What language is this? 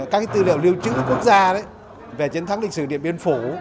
Vietnamese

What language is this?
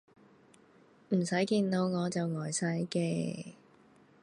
Cantonese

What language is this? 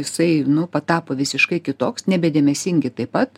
Lithuanian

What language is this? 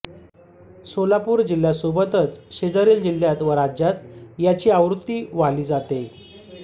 Marathi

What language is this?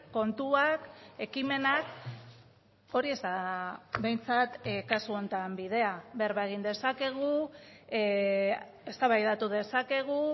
Basque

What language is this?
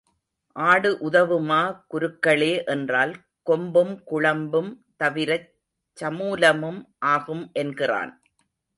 Tamil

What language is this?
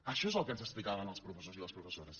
Catalan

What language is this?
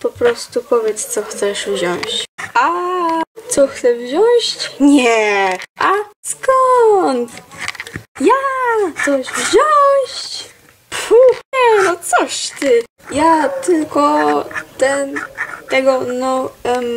Polish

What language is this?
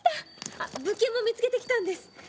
Japanese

